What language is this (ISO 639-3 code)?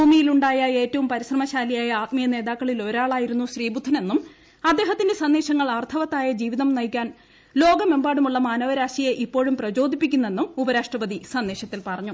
mal